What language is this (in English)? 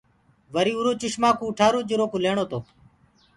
Gurgula